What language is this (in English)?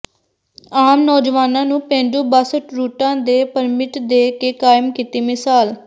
Punjabi